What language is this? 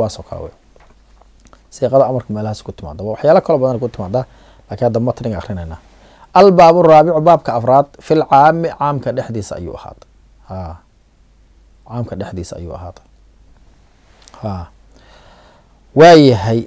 Arabic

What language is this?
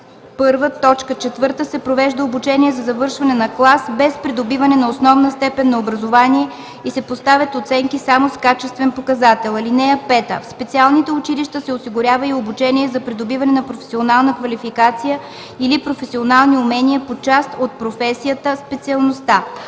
Bulgarian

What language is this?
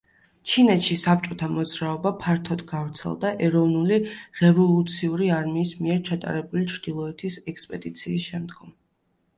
Georgian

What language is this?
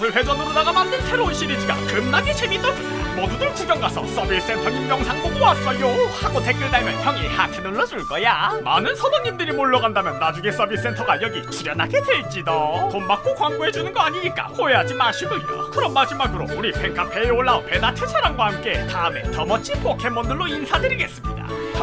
Korean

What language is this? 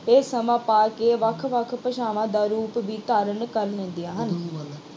Punjabi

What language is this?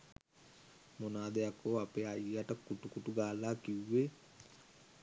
Sinhala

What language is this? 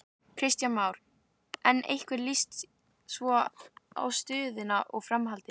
Icelandic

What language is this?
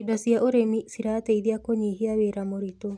Kikuyu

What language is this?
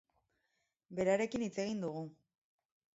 Basque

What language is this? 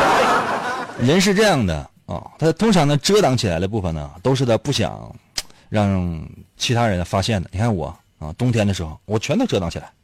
Chinese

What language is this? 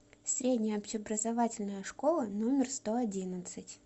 Russian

